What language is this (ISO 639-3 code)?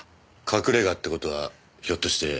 jpn